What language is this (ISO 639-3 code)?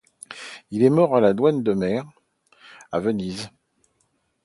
fra